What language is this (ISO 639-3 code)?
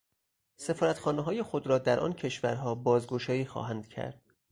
fas